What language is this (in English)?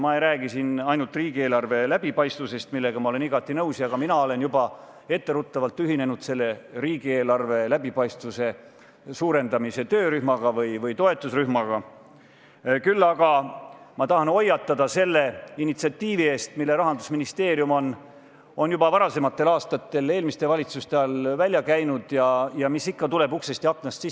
Estonian